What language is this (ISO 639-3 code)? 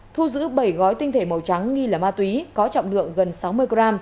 vie